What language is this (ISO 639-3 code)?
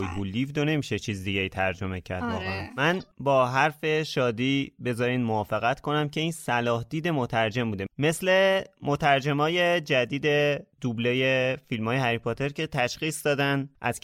fas